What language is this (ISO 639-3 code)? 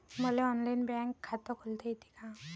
mar